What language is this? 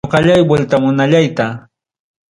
Ayacucho Quechua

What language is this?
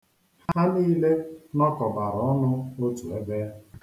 Igbo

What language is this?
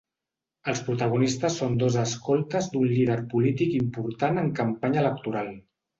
Catalan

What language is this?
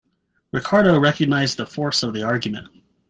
English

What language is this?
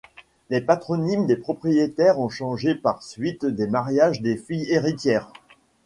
French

